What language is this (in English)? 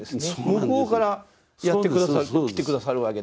Japanese